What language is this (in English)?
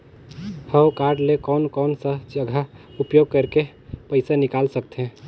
Chhattisgarhi